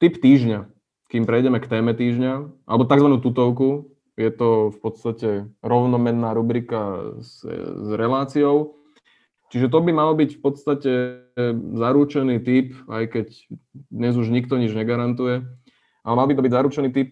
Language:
Slovak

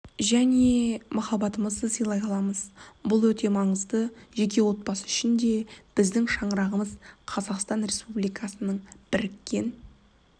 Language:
Kazakh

